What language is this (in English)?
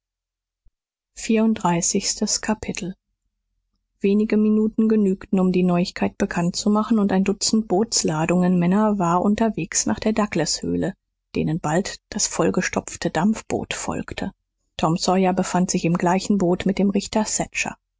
German